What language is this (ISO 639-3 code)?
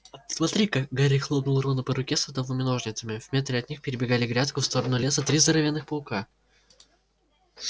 rus